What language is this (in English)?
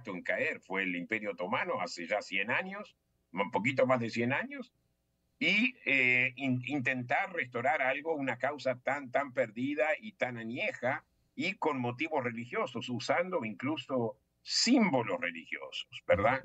Spanish